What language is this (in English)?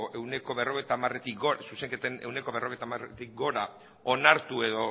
Basque